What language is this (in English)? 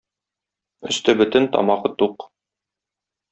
Tatar